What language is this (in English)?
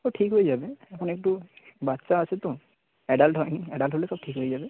Bangla